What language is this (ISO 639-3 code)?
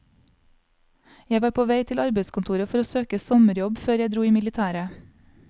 nor